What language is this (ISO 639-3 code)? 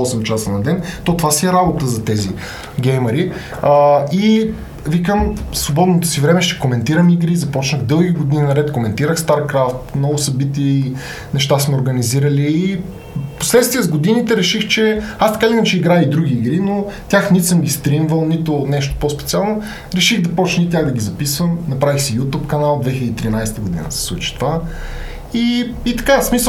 bul